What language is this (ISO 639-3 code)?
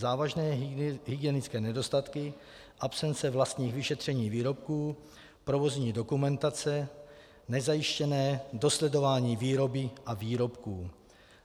ces